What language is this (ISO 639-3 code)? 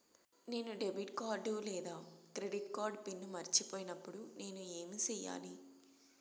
tel